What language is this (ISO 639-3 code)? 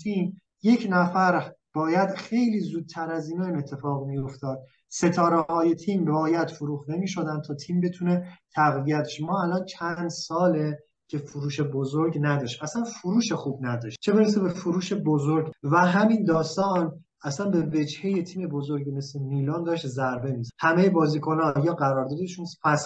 fas